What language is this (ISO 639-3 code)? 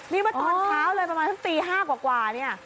tha